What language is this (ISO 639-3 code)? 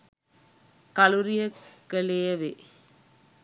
sin